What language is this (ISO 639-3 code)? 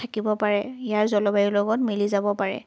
asm